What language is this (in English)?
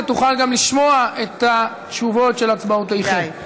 Hebrew